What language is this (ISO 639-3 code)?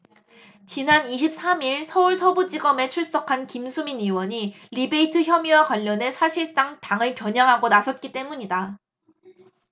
kor